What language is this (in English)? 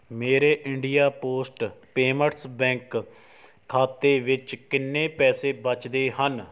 Punjabi